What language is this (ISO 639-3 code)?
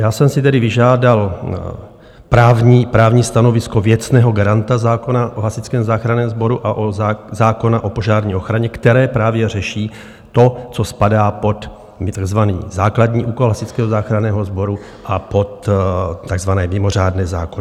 ces